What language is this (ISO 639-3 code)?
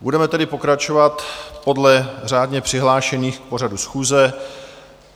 ces